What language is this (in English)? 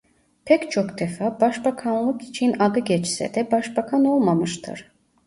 Turkish